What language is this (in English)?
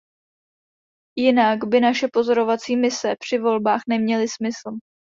Czech